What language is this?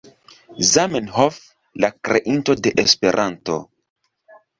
Esperanto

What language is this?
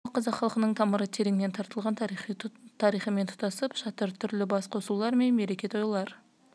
Kazakh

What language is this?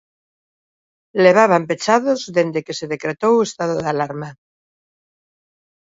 Galician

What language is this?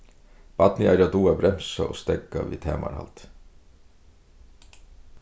Faroese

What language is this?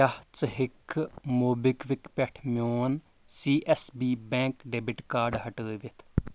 Kashmiri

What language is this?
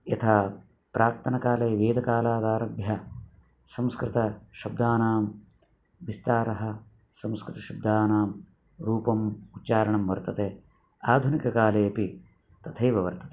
Sanskrit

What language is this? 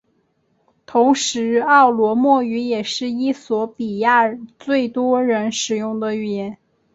Chinese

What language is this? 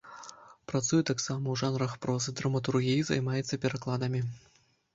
Belarusian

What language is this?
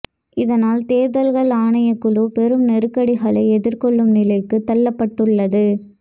Tamil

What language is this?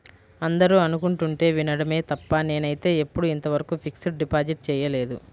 Telugu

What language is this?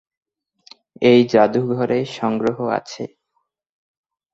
Bangla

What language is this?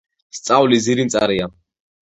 Georgian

